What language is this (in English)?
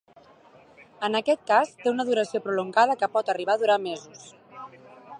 Catalan